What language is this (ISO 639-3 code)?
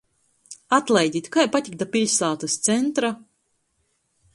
ltg